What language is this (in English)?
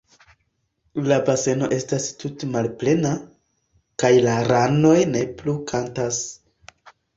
Esperanto